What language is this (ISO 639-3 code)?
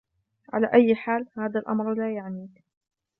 ara